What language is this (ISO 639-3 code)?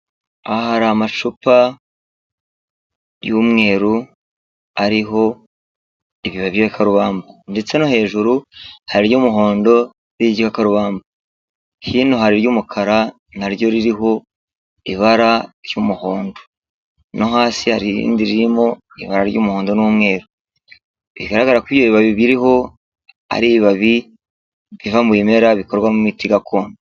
kin